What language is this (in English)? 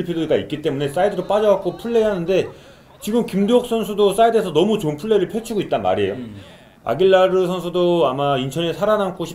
Korean